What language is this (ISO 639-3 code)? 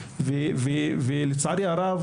heb